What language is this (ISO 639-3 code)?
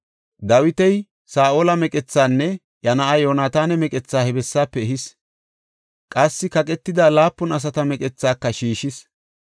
gof